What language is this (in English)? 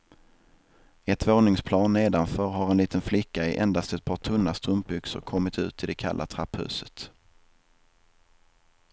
Swedish